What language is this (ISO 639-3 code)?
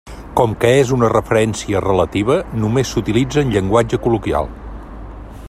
cat